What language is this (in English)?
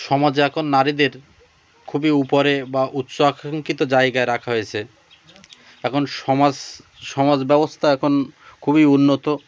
Bangla